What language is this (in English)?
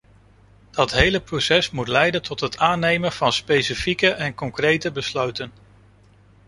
Dutch